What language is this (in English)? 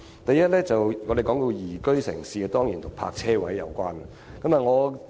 Cantonese